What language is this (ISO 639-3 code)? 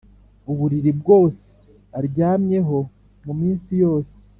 kin